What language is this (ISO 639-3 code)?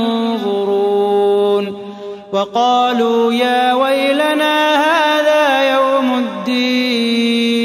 ara